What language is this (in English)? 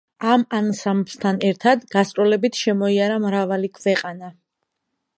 Georgian